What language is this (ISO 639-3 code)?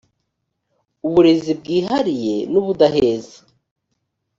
kin